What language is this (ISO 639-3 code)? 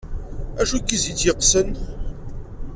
kab